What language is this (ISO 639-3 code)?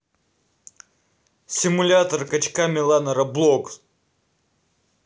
rus